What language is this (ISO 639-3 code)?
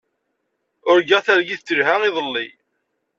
kab